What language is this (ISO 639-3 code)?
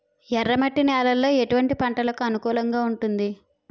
tel